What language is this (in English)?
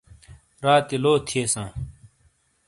Shina